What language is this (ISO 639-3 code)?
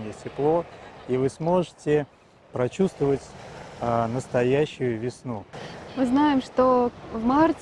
rus